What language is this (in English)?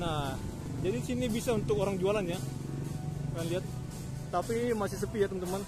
Indonesian